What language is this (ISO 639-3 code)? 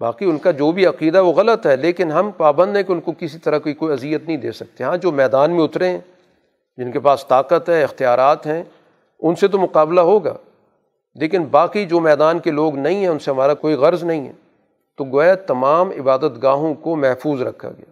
urd